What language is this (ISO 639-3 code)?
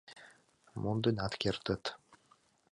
chm